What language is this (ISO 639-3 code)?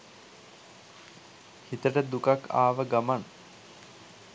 sin